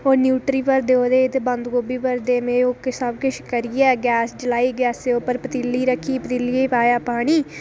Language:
Dogri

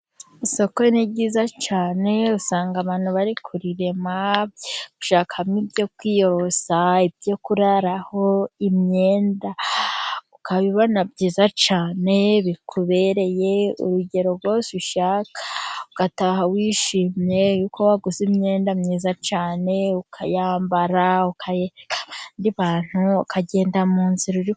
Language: Kinyarwanda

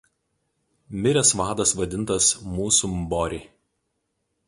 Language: Lithuanian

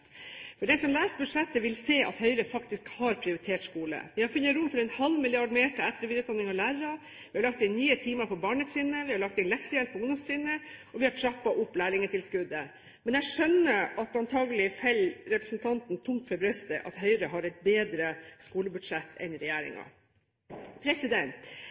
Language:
Norwegian Bokmål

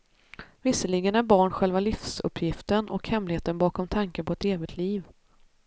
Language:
Swedish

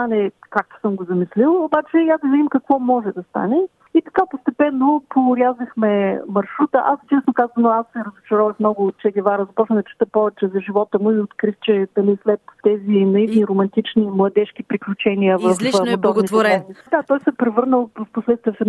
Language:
Bulgarian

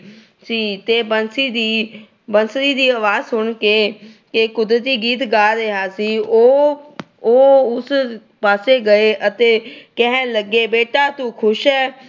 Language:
Punjabi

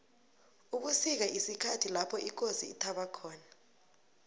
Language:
South Ndebele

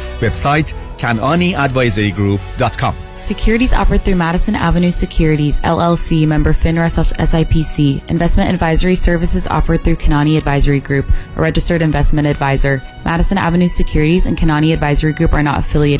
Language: Persian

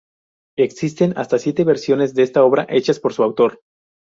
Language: Spanish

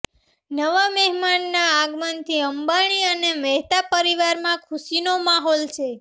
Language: Gujarati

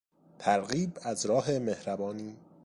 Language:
Persian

